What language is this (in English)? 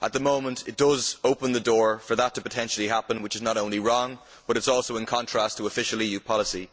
English